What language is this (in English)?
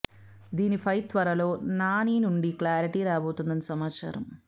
Telugu